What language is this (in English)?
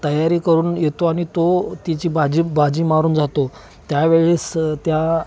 Marathi